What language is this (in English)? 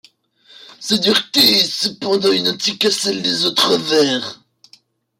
French